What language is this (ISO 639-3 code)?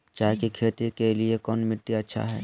mag